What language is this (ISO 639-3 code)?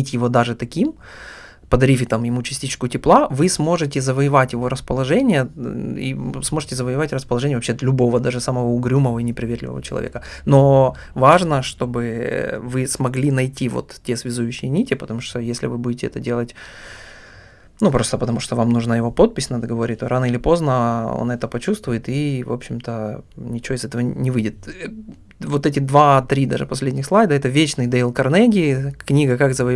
rus